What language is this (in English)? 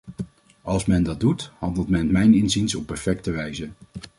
Dutch